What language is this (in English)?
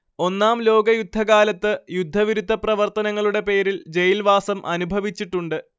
Malayalam